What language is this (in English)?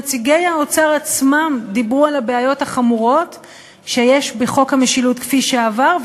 Hebrew